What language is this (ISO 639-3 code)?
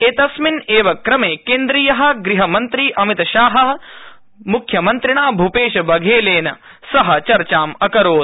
san